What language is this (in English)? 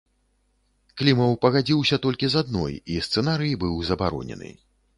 Belarusian